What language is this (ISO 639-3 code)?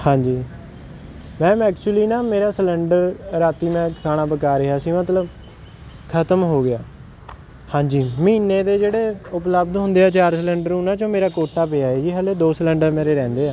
pan